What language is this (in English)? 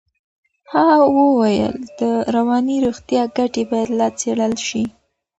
Pashto